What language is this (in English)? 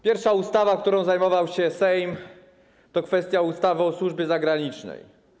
Polish